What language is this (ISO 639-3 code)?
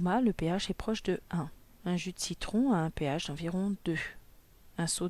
fra